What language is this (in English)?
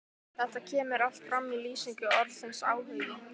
Icelandic